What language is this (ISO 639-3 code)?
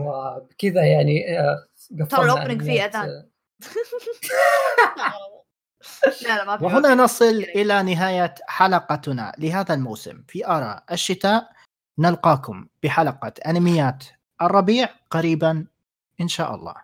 ara